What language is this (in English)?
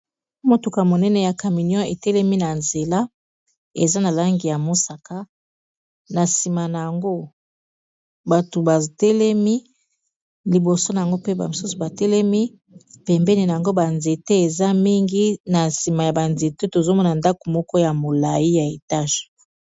Lingala